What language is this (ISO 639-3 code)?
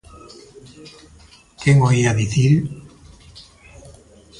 glg